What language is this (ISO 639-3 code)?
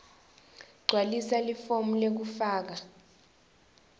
ssw